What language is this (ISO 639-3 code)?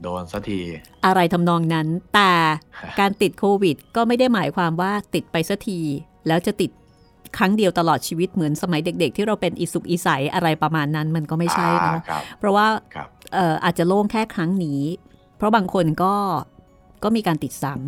tha